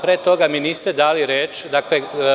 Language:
Serbian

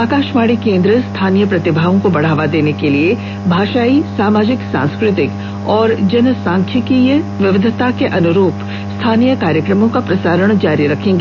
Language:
Hindi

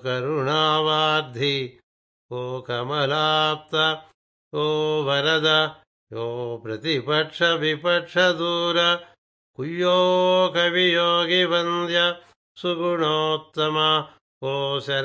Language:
Telugu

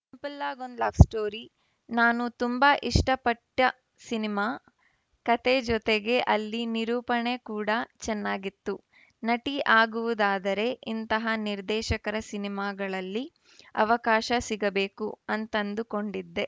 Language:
Kannada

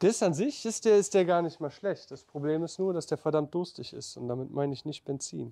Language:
German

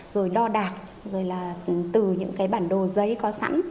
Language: Vietnamese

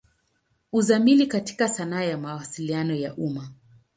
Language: Swahili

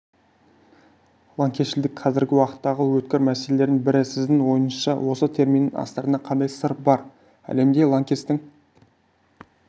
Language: Kazakh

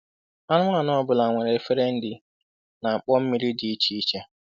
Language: Igbo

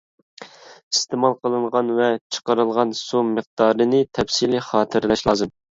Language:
Uyghur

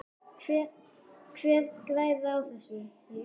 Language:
Icelandic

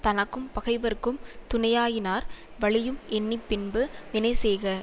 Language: Tamil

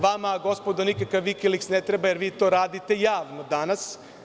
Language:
Serbian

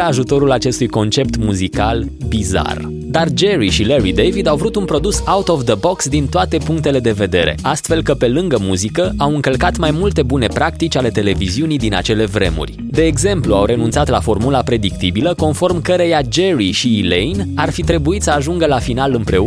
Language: Romanian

